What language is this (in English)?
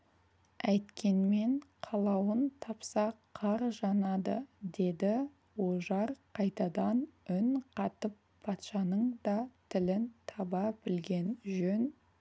Kazakh